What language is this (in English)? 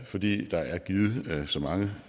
Danish